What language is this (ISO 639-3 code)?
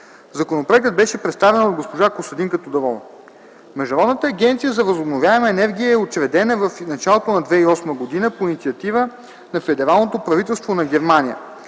bul